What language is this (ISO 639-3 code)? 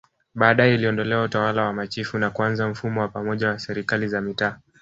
swa